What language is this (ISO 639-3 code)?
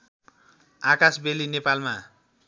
nep